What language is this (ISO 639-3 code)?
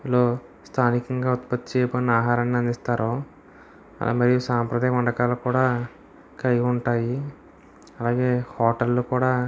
tel